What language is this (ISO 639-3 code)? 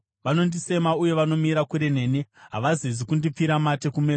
sna